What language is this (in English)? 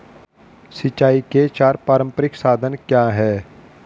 Hindi